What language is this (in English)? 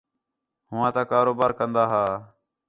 Khetrani